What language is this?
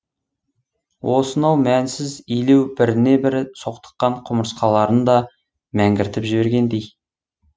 Kazakh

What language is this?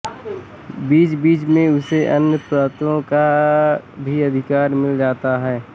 Hindi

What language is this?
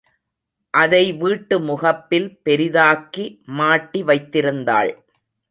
Tamil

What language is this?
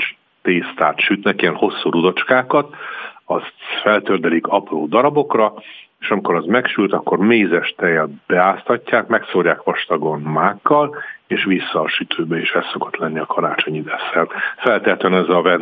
Hungarian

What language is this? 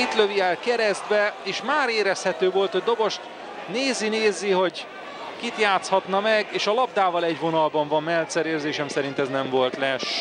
Hungarian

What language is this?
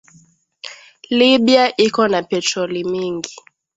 Swahili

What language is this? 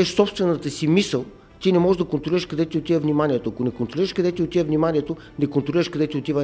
Bulgarian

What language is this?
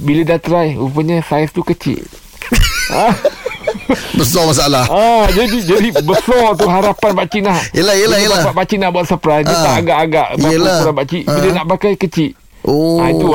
Malay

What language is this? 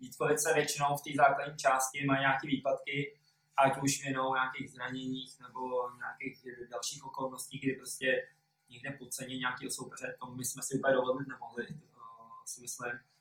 Czech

